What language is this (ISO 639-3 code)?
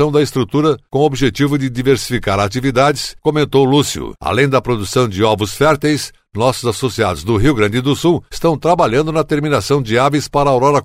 por